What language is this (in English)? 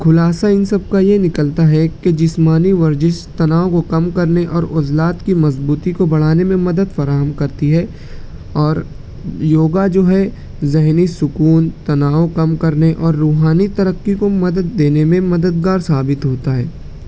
Urdu